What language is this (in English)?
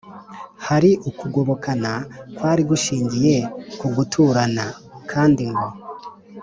Kinyarwanda